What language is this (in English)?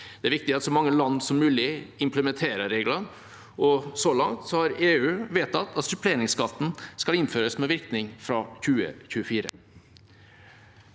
Norwegian